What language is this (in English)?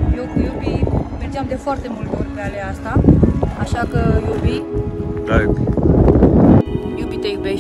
Romanian